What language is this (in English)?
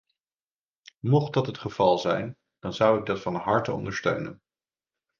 Dutch